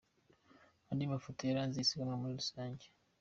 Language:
Kinyarwanda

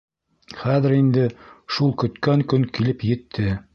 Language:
Bashkir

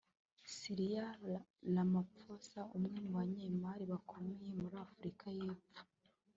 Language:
Kinyarwanda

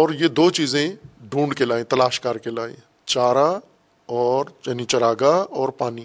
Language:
Urdu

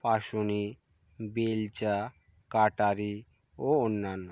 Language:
Bangla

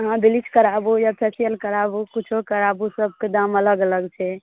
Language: Maithili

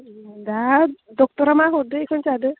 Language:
Bodo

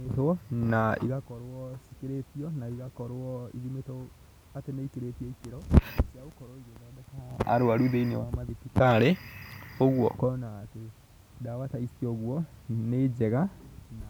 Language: Kikuyu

